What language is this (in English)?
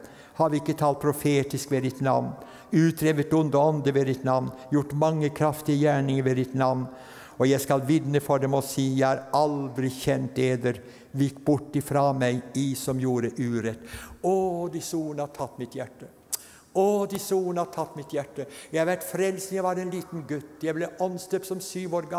Norwegian